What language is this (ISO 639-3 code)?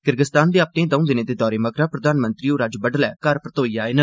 doi